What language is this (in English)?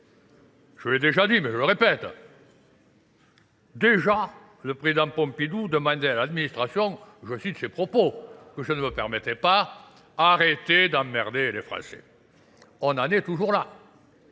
French